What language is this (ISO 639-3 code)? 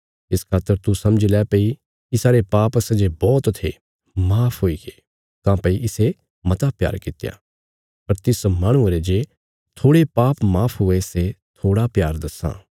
kfs